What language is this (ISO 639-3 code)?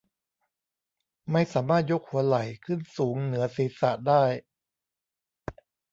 tha